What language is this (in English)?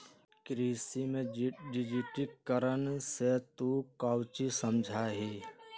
Magahi